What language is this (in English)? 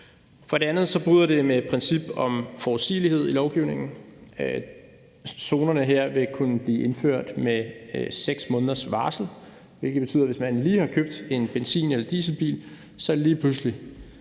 Danish